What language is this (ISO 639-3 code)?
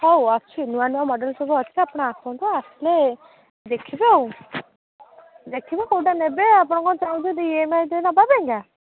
ori